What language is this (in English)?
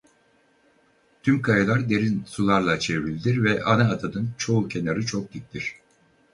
Turkish